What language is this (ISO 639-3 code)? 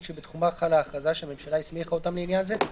heb